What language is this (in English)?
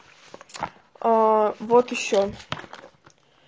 Russian